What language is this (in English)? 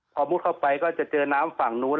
Thai